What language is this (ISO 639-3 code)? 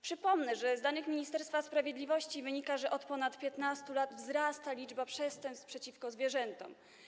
pol